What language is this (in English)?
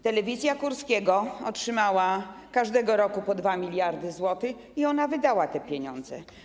Polish